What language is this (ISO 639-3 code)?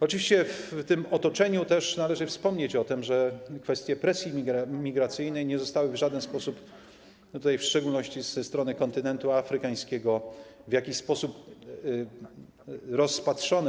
pol